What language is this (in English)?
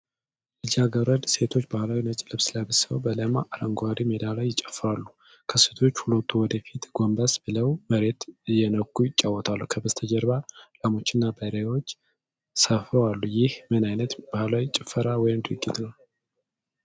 Amharic